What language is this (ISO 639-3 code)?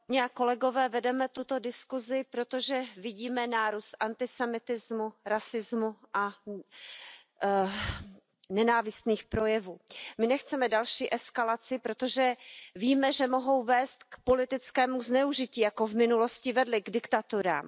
ces